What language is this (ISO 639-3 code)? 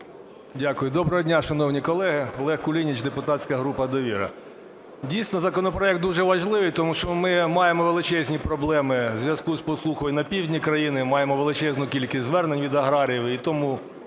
ukr